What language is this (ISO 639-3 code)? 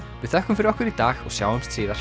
isl